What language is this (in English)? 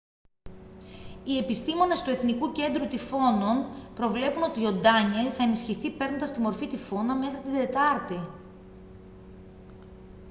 Greek